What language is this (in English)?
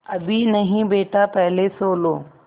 Hindi